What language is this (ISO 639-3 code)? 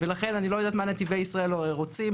heb